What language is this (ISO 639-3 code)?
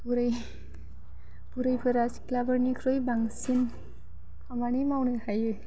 brx